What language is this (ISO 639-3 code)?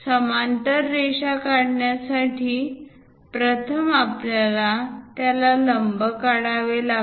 mar